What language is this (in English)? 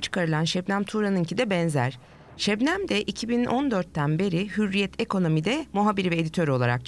Turkish